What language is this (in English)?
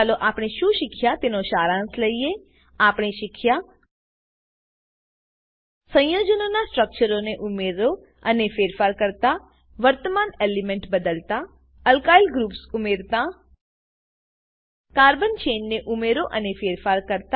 Gujarati